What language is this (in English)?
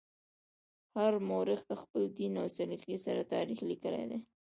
Pashto